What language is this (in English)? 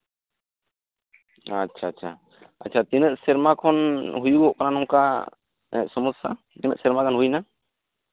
Santali